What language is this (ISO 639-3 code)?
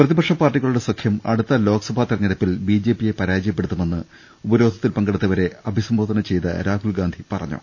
mal